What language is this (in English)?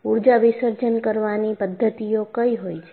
Gujarati